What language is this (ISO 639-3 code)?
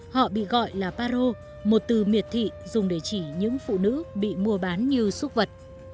vie